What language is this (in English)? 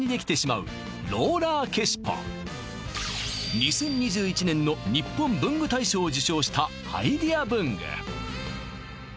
Japanese